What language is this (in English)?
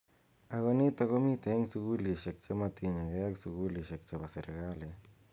Kalenjin